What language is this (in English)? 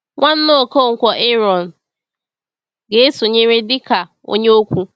Igbo